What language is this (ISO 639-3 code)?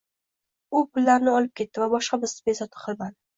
uzb